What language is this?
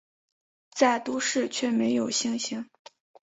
Chinese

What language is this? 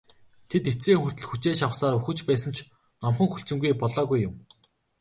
Mongolian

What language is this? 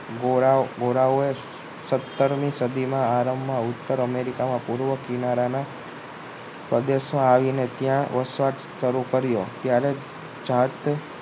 Gujarati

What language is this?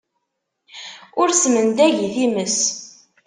Kabyle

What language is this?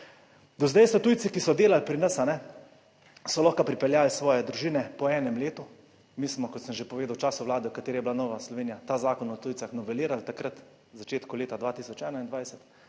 Slovenian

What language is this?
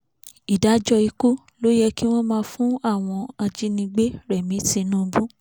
Yoruba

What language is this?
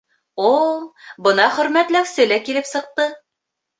Bashkir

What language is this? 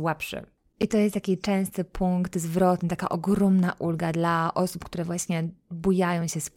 Polish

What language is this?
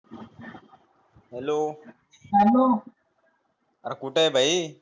Marathi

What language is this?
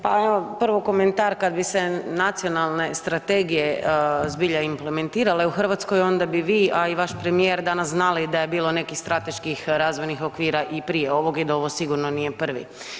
Croatian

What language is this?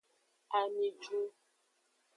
Aja (Benin)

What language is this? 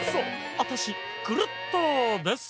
Japanese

